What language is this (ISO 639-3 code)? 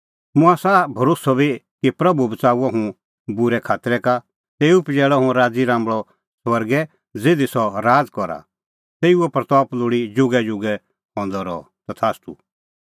kfx